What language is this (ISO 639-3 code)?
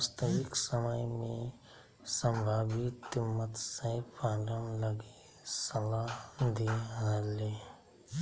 mag